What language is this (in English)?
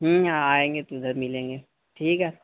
Urdu